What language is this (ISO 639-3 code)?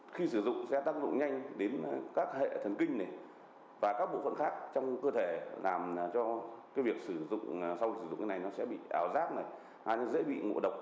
vie